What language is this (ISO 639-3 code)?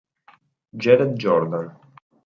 ita